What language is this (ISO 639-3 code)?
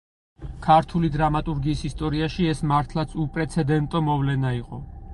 kat